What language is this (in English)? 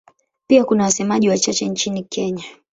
Swahili